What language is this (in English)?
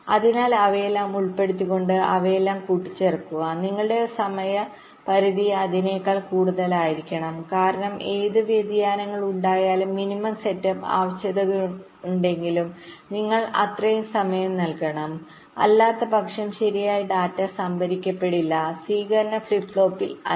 Malayalam